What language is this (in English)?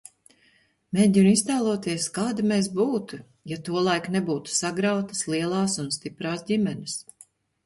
Latvian